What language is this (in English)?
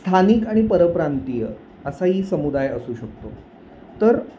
Marathi